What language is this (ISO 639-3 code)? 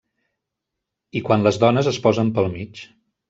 cat